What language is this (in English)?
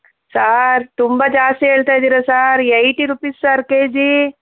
Kannada